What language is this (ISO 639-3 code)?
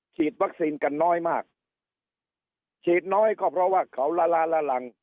tha